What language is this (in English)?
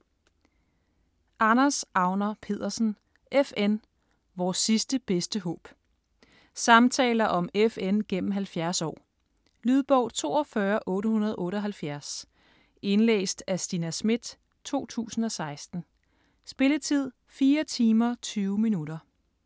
Danish